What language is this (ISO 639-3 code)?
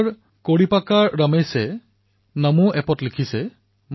asm